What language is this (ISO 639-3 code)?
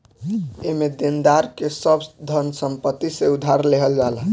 bho